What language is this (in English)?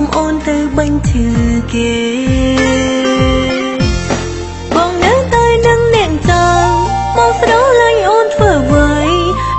Thai